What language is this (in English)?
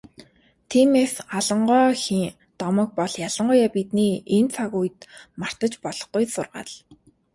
Mongolian